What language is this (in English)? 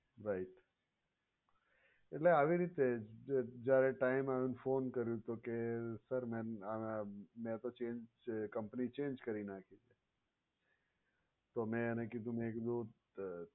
Gujarati